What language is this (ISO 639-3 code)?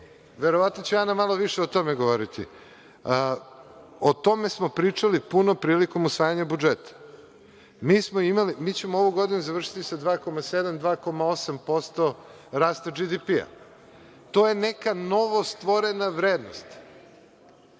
srp